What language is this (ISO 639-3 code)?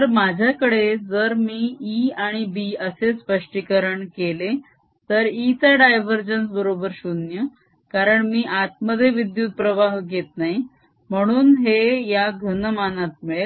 mar